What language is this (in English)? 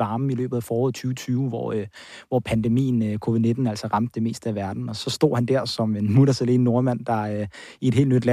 Danish